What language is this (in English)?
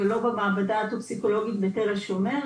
Hebrew